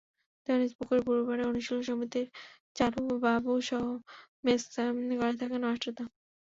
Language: Bangla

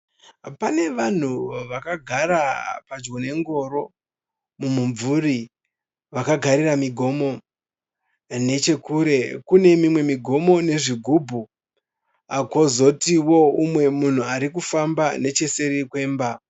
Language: Shona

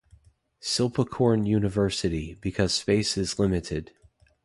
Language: English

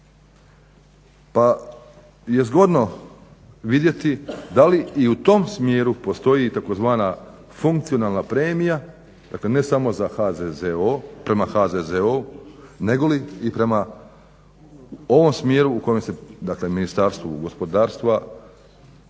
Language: Croatian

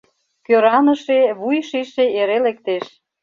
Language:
Mari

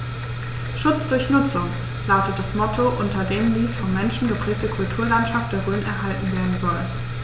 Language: German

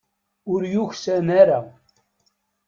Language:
Kabyle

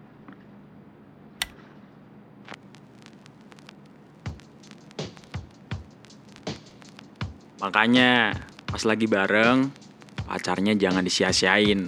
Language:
Indonesian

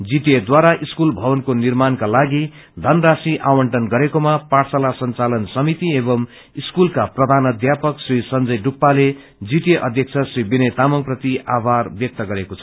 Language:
Nepali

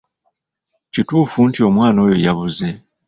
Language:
Ganda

